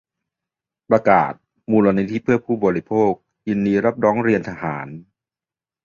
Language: Thai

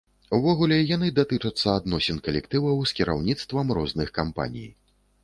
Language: Belarusian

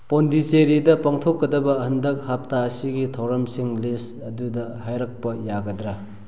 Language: Manipuri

